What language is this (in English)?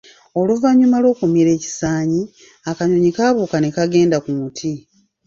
Ganda